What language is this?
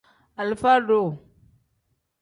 Tem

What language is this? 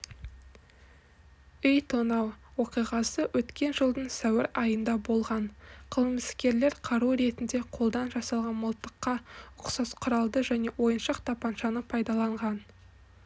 Kazakh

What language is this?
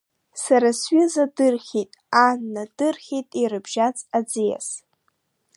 Abkhazian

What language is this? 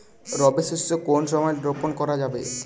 Bangla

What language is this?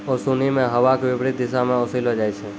Maithili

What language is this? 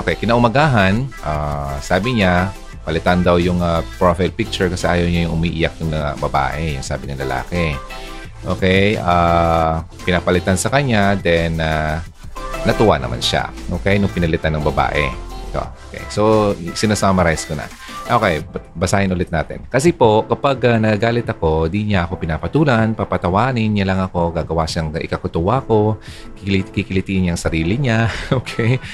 Filipino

